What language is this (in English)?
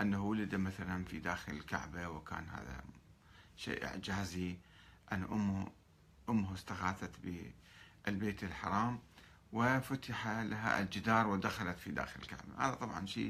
Arabic